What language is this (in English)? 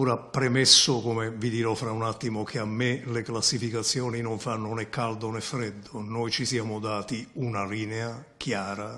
Italian